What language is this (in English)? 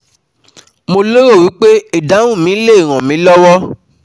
Yoruba